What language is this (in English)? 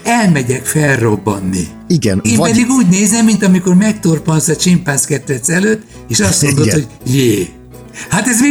Hungarian